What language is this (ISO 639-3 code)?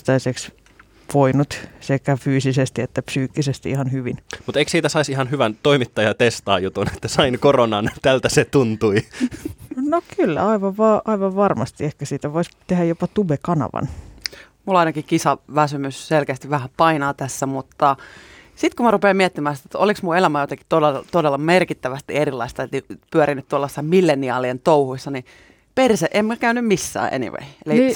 fin